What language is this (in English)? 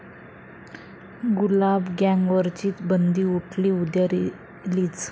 Marathi